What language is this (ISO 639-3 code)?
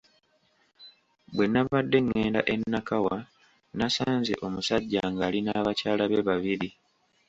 lug